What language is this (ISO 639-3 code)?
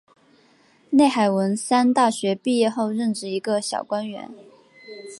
zho